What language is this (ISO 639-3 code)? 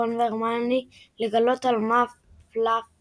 heb